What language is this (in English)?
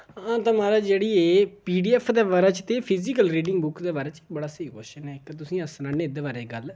Dogri